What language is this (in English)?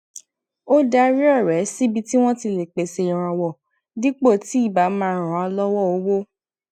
Yoruba